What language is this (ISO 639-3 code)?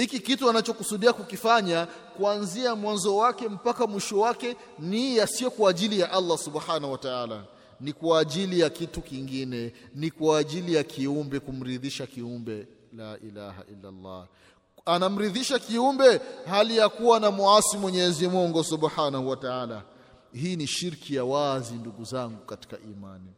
swa